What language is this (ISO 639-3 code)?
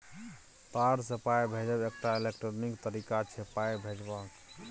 mai